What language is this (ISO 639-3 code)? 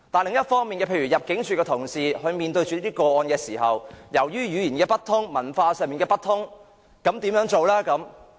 yue